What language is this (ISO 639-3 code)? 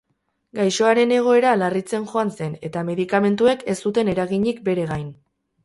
eus